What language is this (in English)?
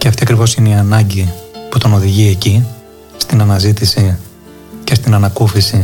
Greek